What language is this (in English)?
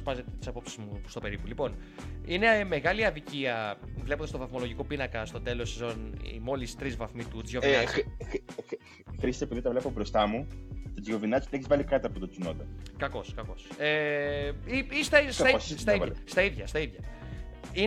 Greek